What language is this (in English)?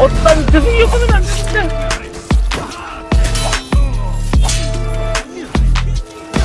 Korean